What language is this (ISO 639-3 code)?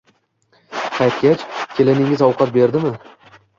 uzb